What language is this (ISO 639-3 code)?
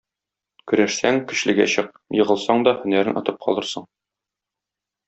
tat